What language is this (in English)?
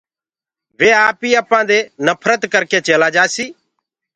Gurgula